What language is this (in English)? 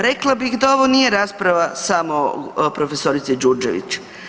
Croatian